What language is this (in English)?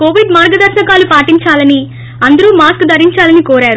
Telugu